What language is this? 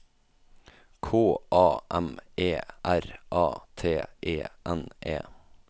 Norwegian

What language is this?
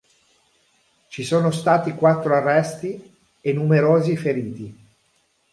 Italian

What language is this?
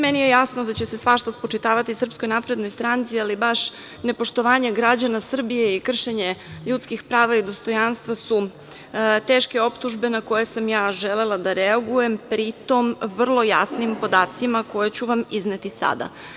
Serbian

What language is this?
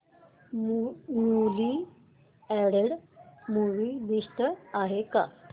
Marathi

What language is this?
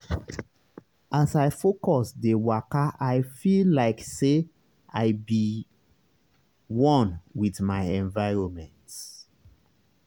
Nigerian Pidgin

